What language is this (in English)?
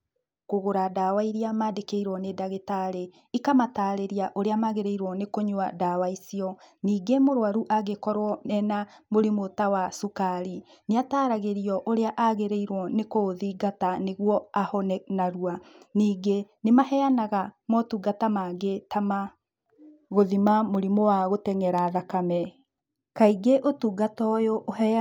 Kikuyu